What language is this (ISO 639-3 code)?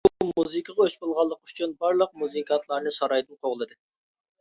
uig